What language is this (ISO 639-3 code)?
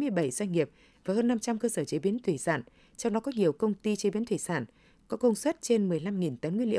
vie